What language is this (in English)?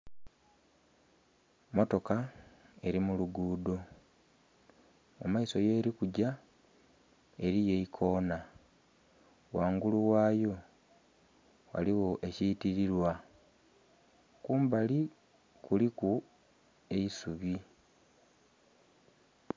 Soga